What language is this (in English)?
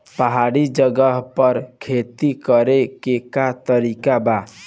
Bhojpuri